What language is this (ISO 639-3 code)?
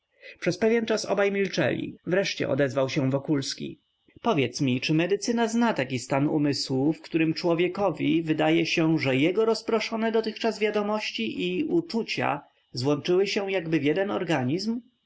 pol